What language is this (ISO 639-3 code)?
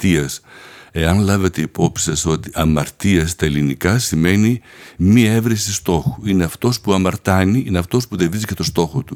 ell